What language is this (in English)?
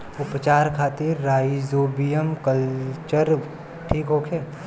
Bhojpuri